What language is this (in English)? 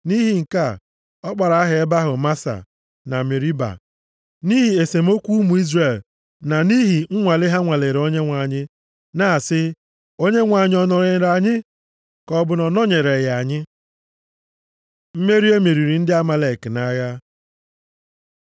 Igbo